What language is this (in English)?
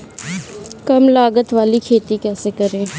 Hindi